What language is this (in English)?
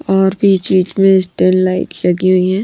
Hindi